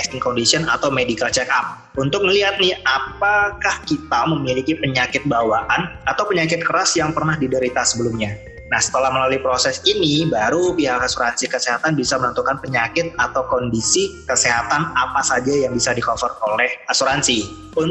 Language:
Indonesian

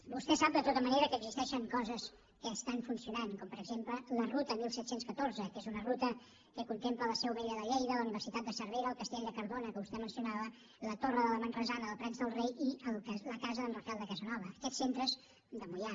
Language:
Catalan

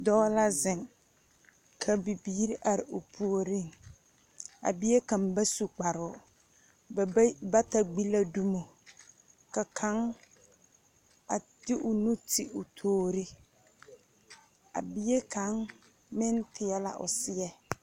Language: Southern Dagaare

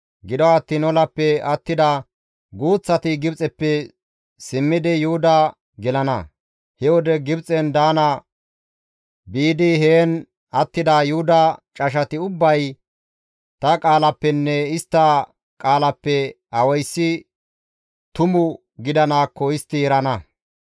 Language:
Gamo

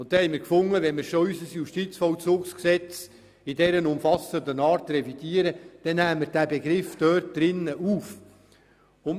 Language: Swiss German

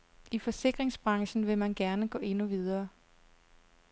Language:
Danish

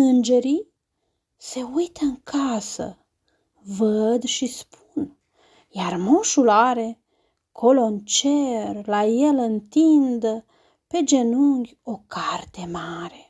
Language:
Romanian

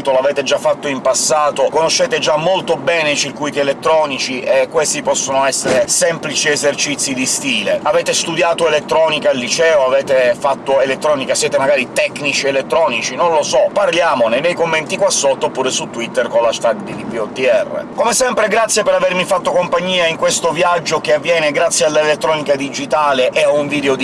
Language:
Italian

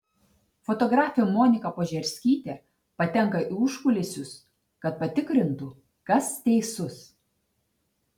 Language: Lithuanian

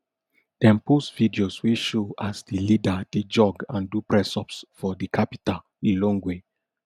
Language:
Nigerian Pidgin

